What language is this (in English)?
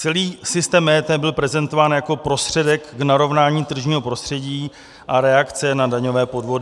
Czech